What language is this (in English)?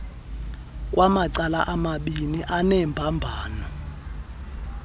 Xhosa